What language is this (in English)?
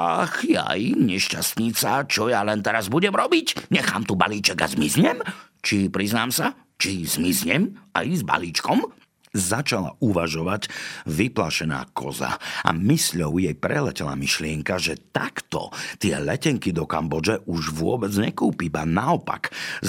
Slovak